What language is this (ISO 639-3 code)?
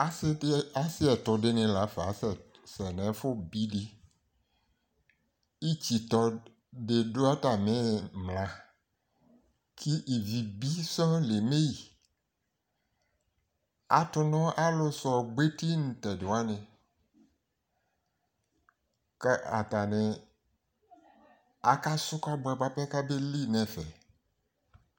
kpo